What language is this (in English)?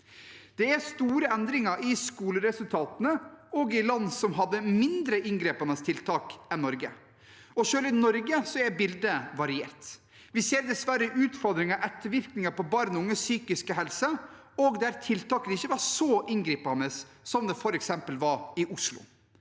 Norwegian